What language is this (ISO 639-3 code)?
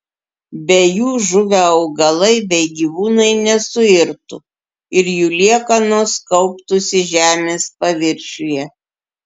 lit